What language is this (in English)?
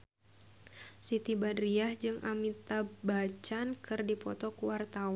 Sundanese